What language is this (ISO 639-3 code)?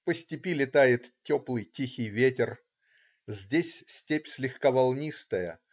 rus